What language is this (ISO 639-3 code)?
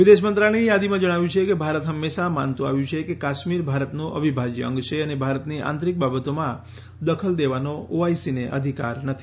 guj